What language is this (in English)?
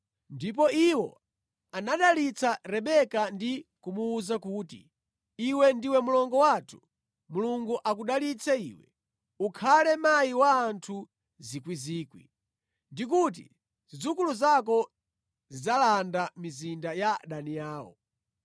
Nyanja